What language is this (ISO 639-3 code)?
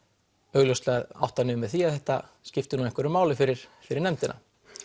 isl